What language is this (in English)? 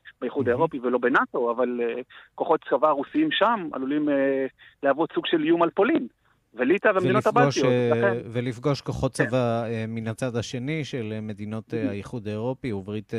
Hebrew